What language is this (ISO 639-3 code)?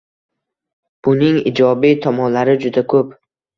uzb